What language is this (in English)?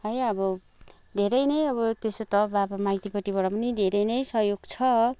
Nepali